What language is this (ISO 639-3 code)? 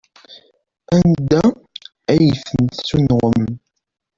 kab